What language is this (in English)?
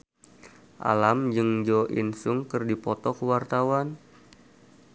Sundanese